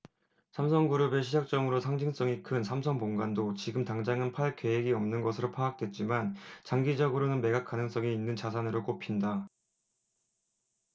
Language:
Korean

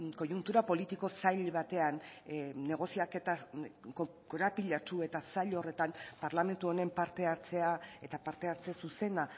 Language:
Basque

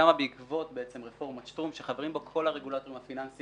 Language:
Hebrew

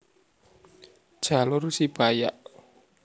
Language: Javanese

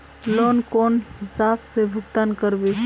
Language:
Magahi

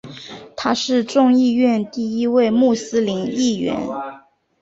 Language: Chinese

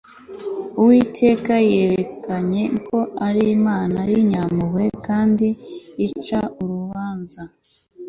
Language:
Kinyarwanda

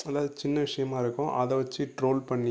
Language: Tamil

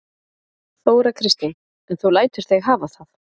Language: Icelandic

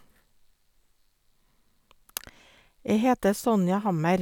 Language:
Norwegian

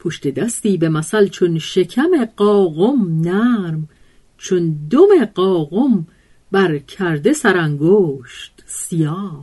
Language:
Persian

